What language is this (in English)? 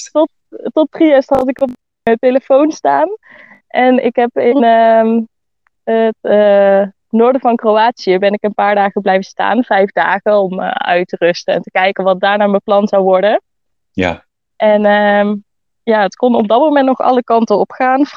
Dutch